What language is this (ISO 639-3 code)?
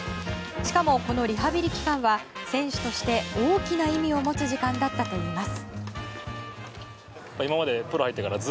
jpn